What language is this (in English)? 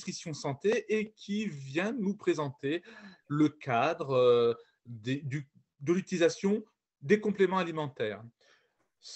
French